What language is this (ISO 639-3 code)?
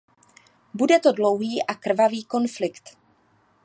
ces